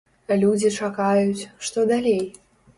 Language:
Belarusian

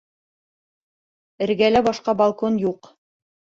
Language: Bashkir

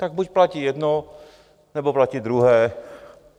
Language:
Czech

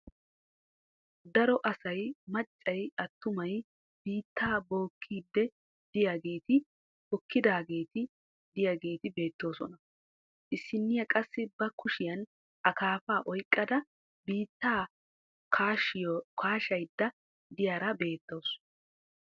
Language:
Wolaytta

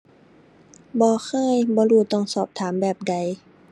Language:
Thai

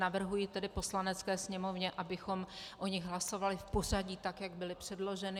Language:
Czech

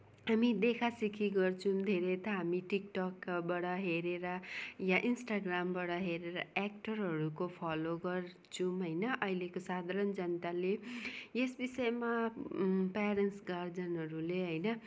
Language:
Nepali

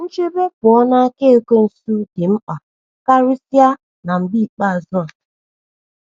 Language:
Igbo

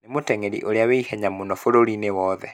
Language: Kikuyu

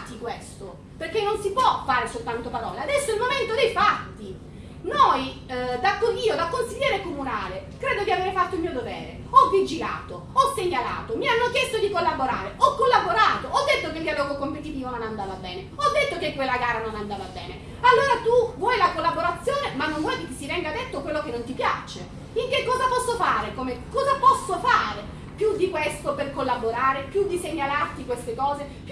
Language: Italian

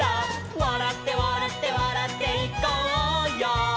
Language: Japanese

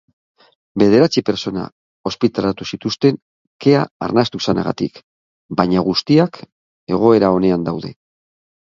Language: Basque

